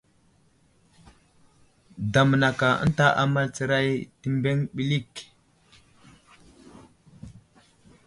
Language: Wuzlam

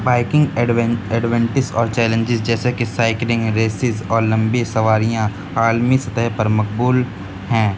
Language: Urdu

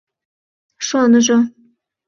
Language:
Mari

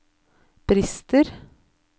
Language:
Norwegian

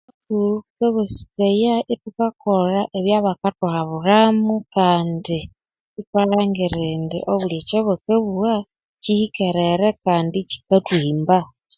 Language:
Konzo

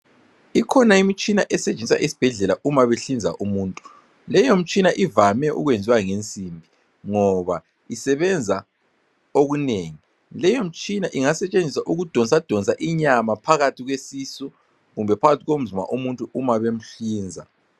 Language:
North Ndebele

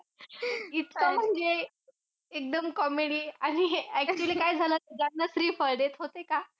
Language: Marathi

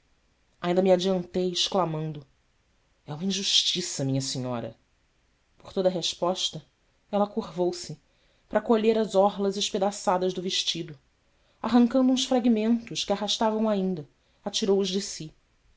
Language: Portuguese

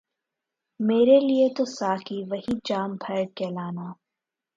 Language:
Urdu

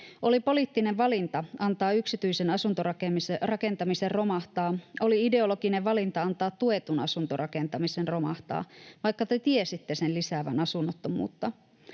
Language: Finnish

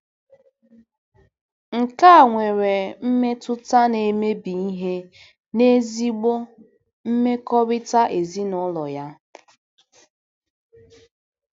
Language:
Igbo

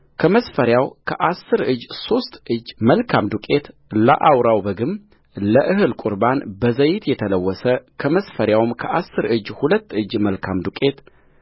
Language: Amharic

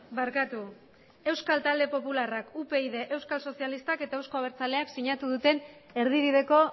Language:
Basque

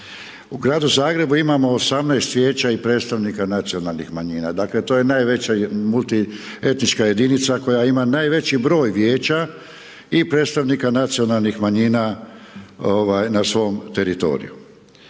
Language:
Croatian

